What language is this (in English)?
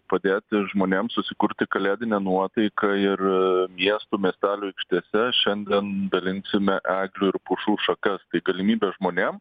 Lithuanian